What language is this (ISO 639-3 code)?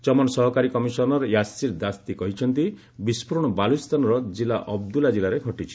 ori